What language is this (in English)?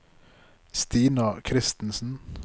Norwegian